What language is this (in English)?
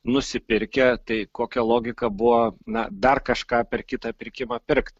Lithuanian